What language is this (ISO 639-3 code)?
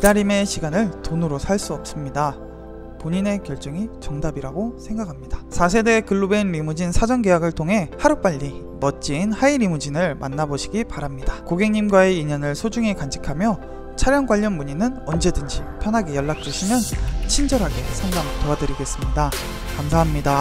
kor